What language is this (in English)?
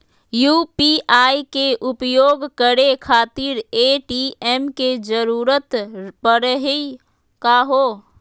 Magahi